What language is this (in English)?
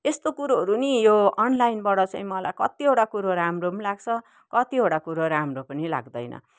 Nepali